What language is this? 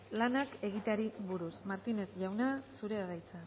Basque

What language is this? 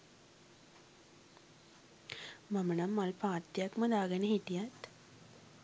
Sinhala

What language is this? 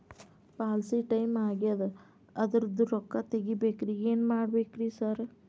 Kannada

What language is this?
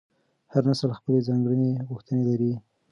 Pashto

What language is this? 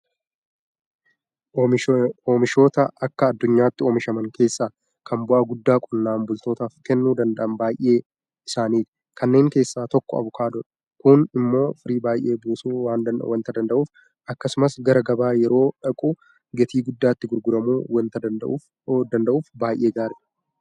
Oromo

